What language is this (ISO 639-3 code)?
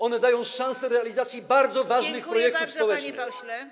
pol